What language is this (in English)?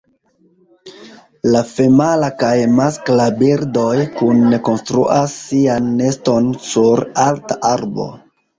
Esperanto